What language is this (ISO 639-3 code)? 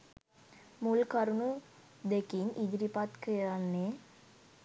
sin